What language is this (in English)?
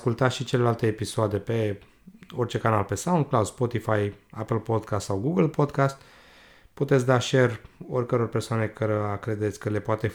Romanian